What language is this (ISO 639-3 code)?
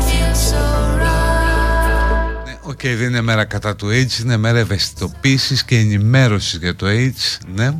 ell